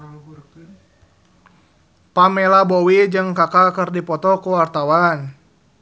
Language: Sundanese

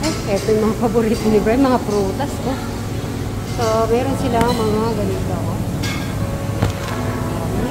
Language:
Filipino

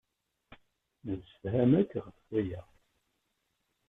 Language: Kabyle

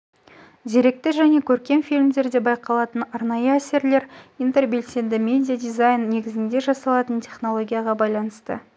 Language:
Kazakh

